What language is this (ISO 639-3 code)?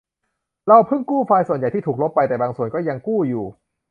tha